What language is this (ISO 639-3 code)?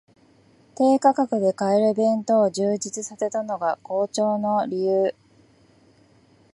jpn